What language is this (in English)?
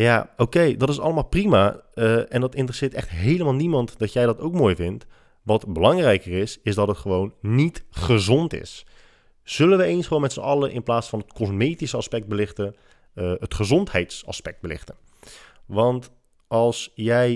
Dutch